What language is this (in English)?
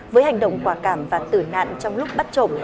Vietnamese